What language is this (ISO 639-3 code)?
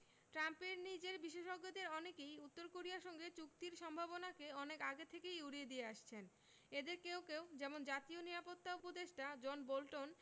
ben